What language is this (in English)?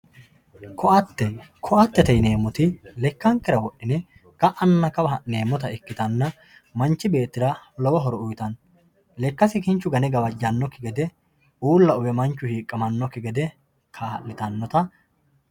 Sidamo